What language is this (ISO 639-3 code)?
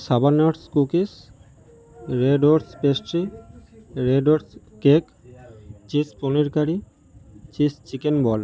ben